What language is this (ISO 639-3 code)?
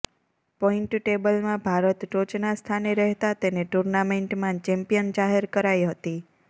guj